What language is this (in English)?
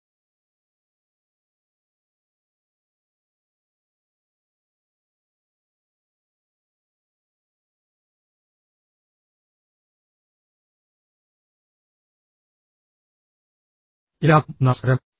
Malayalam